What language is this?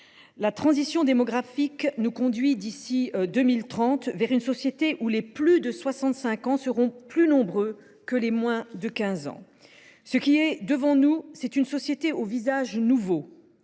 French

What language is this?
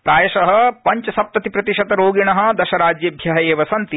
Sanskrit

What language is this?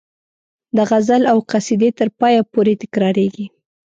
Pashto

